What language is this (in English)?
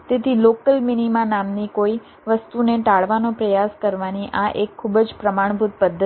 Gujarati